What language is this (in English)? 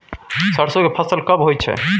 Maithili